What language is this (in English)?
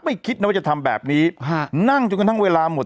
Thai